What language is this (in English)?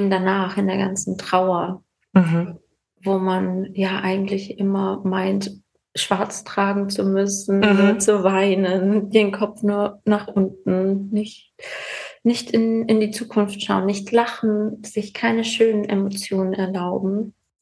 German